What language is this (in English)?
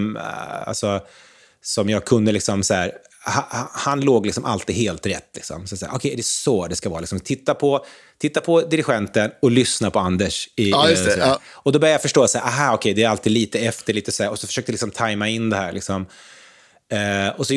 Swedish